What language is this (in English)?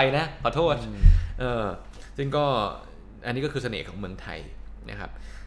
Thai